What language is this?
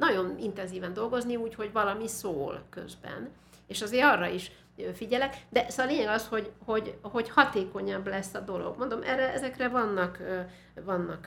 Hungarian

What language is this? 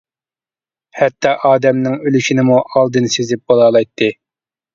Uyghur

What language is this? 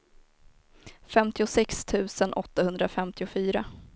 Swedish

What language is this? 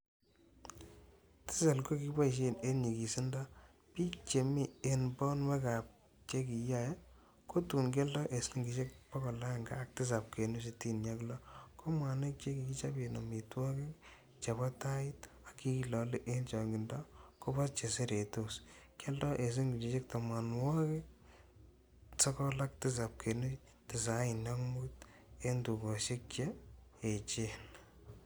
Kalenjin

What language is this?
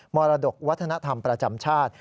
Thai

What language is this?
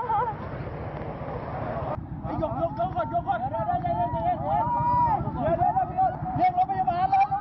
Thai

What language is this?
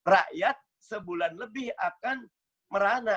Indonesian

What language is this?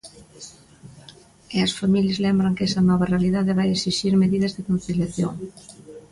Galician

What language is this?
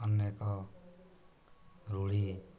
Odia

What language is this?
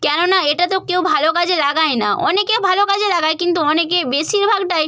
Bangla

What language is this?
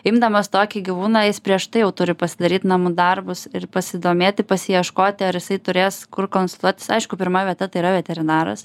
Lithuanian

